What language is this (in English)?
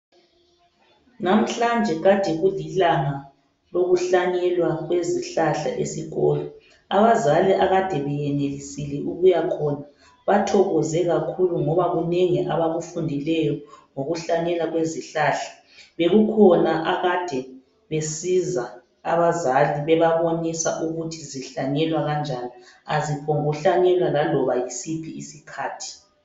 North Ndebele